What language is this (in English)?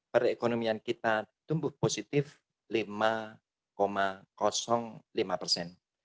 Indonesian